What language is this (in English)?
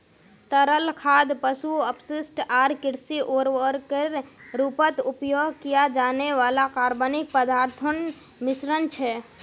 Magahi